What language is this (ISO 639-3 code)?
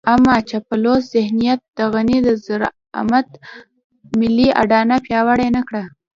pus